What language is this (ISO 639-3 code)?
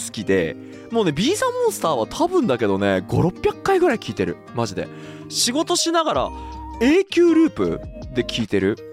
jpn